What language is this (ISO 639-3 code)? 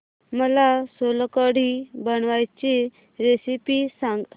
mar